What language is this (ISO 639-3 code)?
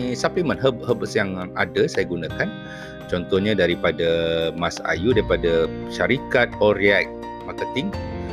msa